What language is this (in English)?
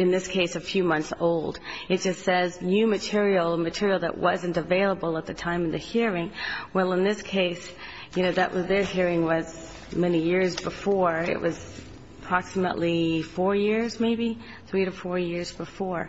English